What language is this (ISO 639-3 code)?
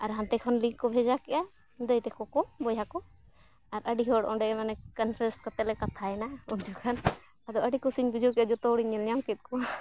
sat